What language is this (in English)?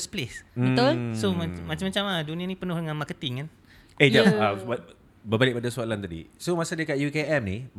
Malay